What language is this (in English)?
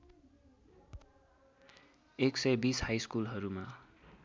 Nepali